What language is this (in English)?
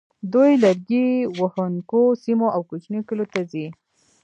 Pashto